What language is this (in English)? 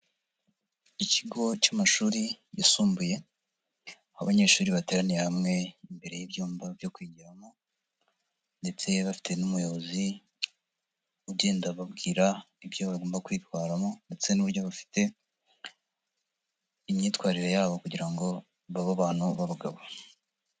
Kinyarwanda